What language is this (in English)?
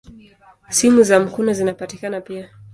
Swahili